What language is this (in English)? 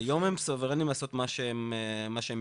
Hebrew